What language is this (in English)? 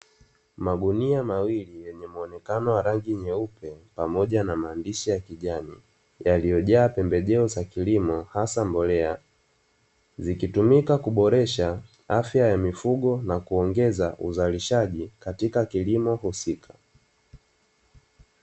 Swahili